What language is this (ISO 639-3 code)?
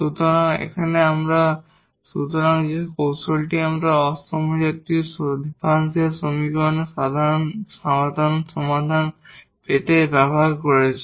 ben